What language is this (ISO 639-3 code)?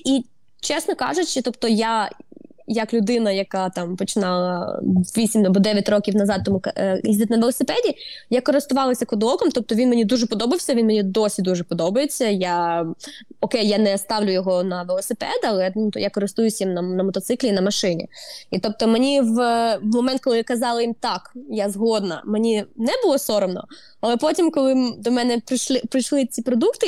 ukr